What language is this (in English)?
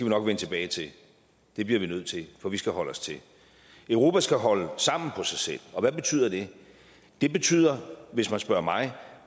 Danish